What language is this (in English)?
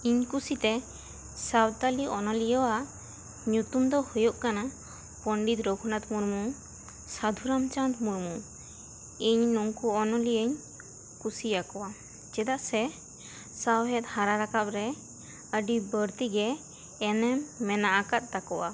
Santali